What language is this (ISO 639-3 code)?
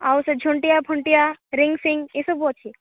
ori